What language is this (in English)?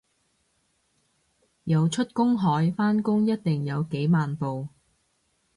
Cantonese